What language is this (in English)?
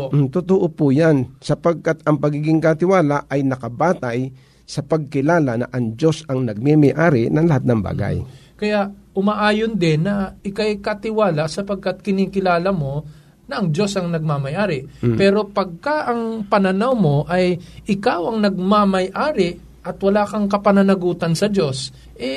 Filipino